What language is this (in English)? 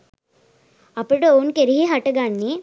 Sinhala